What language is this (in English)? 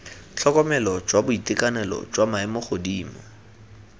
Tswana